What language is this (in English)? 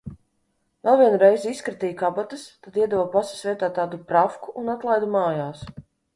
Latvian